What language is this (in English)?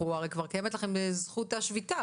Hebrew